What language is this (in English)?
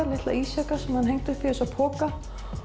Icelandic